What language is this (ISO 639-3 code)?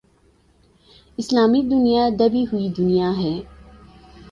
urd